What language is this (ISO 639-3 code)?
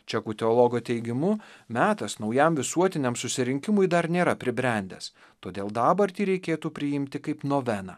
lit